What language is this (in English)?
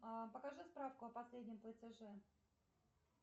Russian